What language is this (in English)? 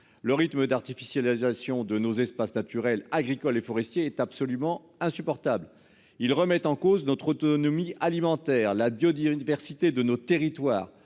French